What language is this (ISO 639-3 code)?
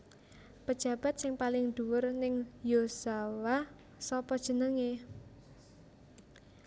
jav